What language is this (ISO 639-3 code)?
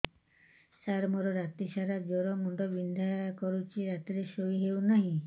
ori